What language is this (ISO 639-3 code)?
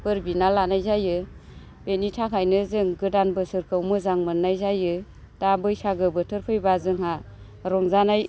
brx